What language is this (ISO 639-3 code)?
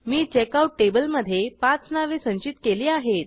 mar